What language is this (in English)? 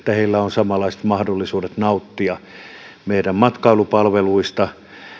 Finnish